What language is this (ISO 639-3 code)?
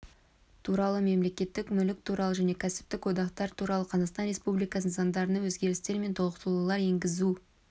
kaz